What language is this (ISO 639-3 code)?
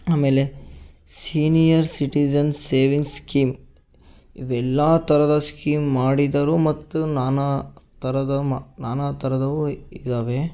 kan